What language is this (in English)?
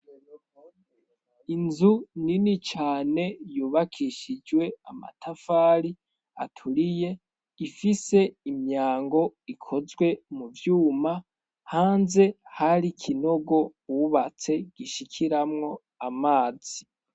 Rundi